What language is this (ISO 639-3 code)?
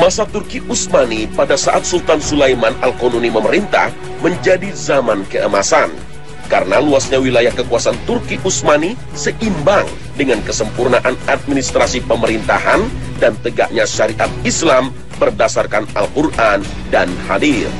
ind